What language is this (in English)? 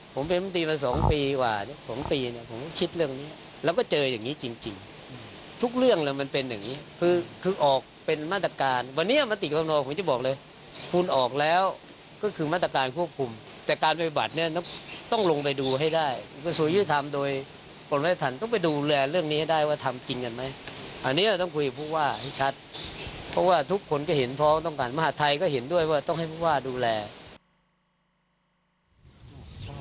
Thai